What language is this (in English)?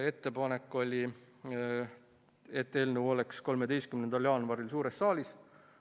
Estonian